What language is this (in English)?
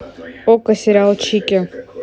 Russian